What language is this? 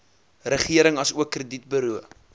Afrikaans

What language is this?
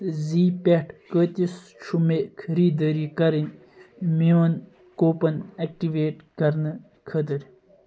Kashmiri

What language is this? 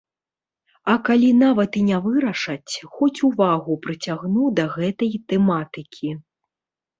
Belarusian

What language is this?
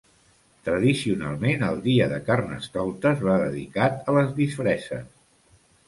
Catalan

